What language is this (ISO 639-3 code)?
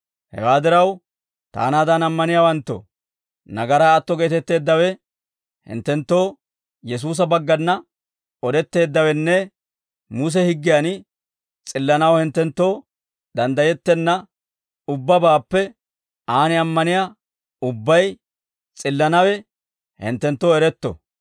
dwr